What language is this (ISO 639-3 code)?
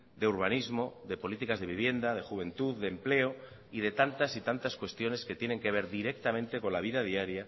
spa